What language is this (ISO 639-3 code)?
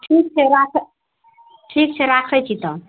mai